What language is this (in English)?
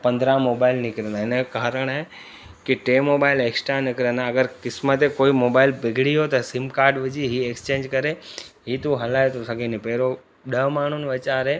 Sindhi